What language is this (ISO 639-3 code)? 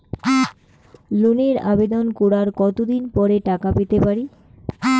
ben